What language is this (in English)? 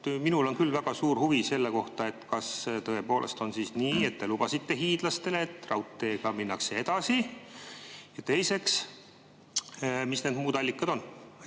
Estonian